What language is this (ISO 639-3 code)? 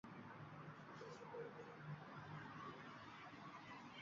uzb